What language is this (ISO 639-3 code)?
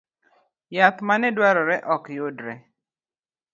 luo